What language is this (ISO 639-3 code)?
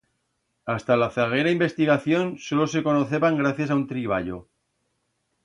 arg